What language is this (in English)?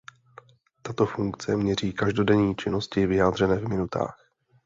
Czech